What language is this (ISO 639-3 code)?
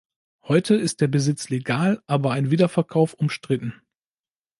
deu